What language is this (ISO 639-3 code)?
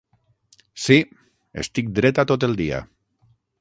cat